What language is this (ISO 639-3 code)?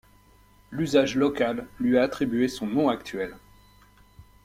fra